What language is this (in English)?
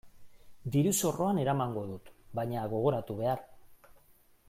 Basque